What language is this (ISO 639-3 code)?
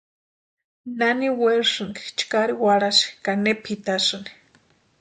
pua